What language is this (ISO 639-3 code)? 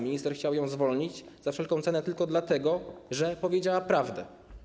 pol